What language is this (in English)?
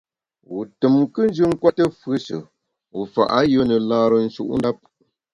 Bamun